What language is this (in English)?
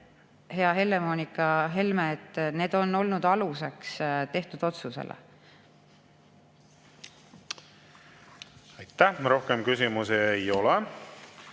Estonian